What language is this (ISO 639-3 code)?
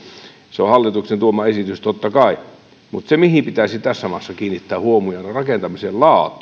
fin